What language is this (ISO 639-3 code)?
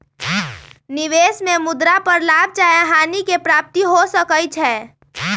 mag